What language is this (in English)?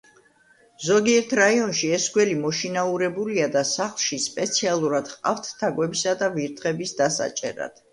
Georgian